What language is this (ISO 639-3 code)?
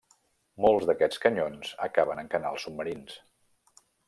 cat